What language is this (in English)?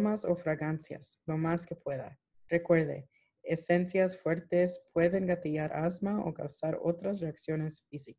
Spanish